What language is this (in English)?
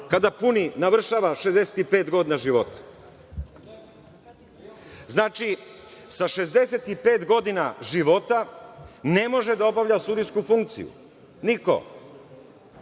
Serbian